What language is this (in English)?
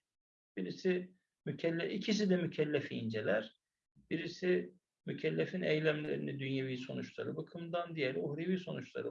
Turkish